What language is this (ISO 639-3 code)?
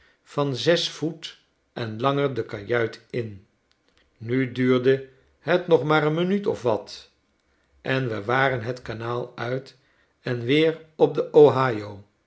nld